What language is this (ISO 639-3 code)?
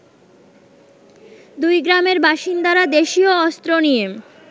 ben